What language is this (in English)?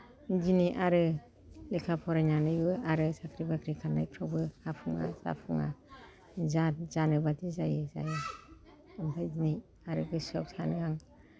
Bodo